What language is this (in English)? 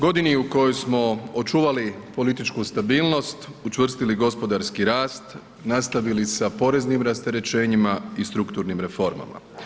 Croatian